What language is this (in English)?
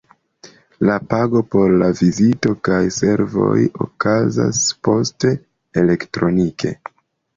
Esperanto